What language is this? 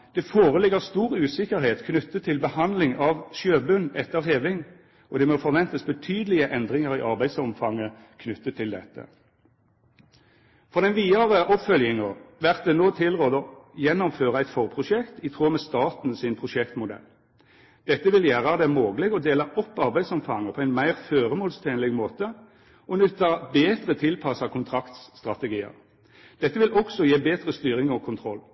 Norwegian Nynorsk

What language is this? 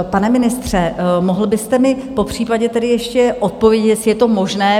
Czech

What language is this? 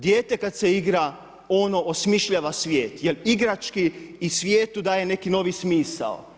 Croatian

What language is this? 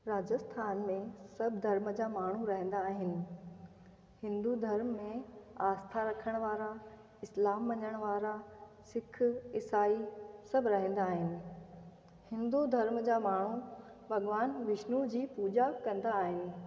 Sindhi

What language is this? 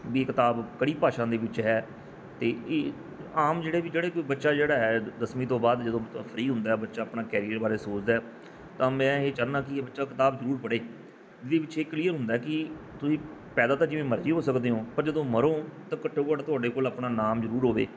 Punjabi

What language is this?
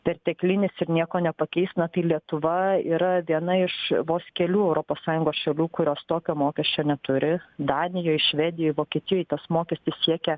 Lithuanian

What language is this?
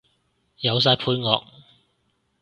Cantonese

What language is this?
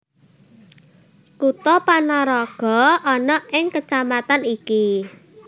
Javanese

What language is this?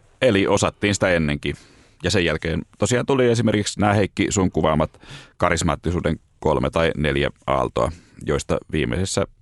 Finnish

